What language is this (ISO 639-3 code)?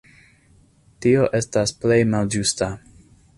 epo